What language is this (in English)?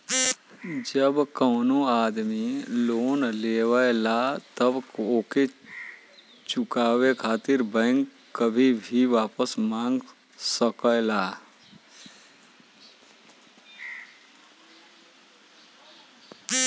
Bhojpuri